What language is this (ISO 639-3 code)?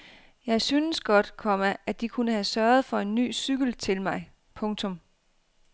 dan